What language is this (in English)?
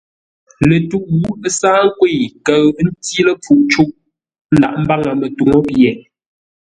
Ngombale